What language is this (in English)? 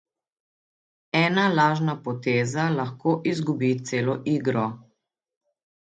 Slovenian